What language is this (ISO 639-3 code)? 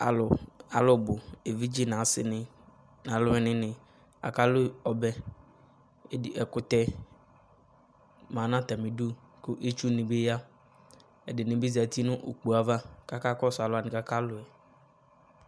kpo